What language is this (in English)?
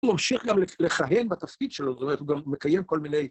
Hebrew